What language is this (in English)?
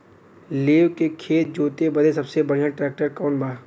Bhojpuri